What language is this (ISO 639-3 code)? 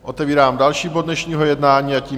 ces